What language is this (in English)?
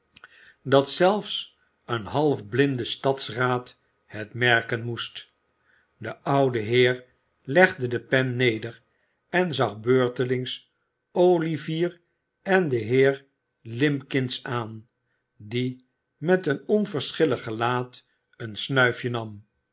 Dutch